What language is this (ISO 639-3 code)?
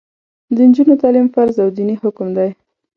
pus